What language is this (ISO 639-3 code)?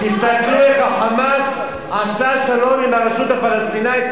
heb